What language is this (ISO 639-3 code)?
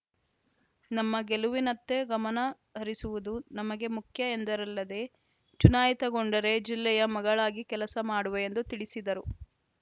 kan